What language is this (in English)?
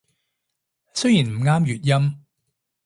Cantonese